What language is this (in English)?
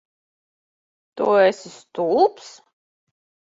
Latvian